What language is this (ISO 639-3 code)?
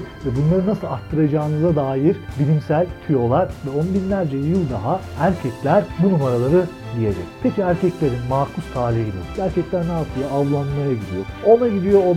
tur